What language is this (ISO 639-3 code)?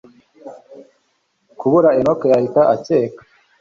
kin